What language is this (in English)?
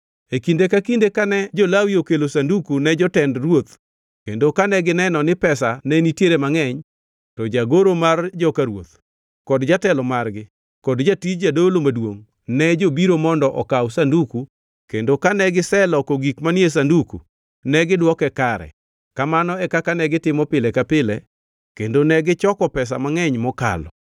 Luo (Kenya and Tanzania)